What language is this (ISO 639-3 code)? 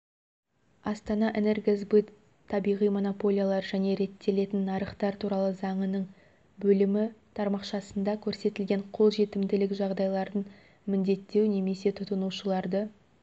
kaz